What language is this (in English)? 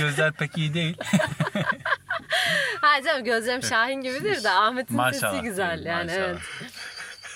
Turkish